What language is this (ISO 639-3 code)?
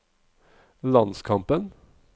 nor